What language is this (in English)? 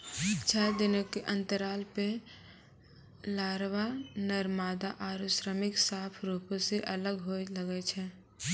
Maithili